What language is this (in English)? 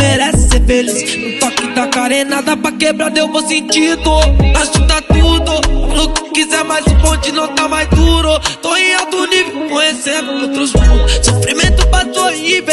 Romanian